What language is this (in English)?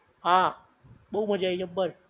Gujarati